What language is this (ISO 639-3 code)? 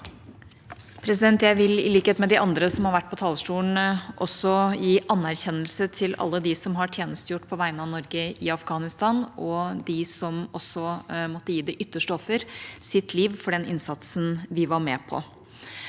nor